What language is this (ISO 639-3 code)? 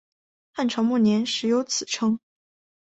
zho